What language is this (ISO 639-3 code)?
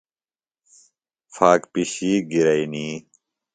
phl